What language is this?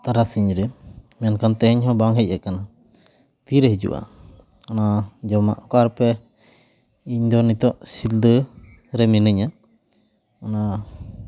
Santali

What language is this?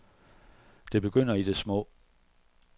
Danish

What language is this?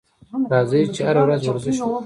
Pashto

